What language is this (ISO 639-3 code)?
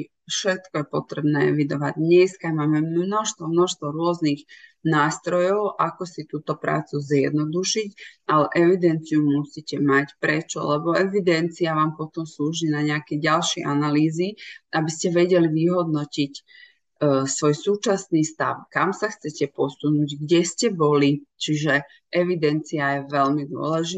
slk